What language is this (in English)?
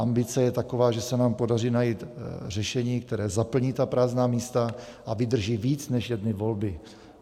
Czech